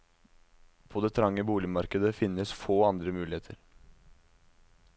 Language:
Norwegian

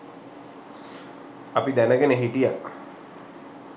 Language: Sinhala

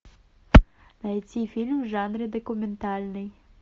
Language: Russian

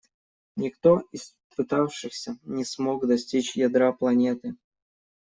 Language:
Russian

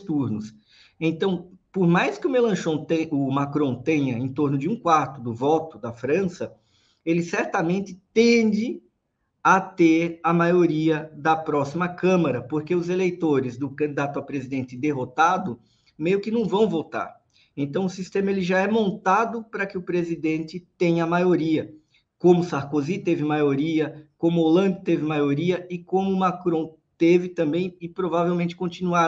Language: Portuguese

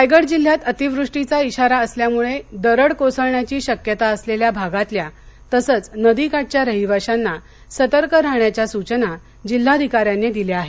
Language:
Marathi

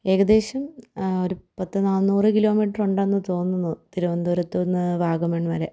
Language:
Malayalam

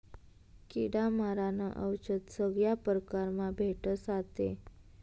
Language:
Marathi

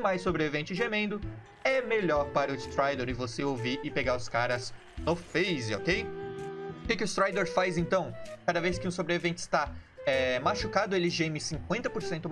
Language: Portuguese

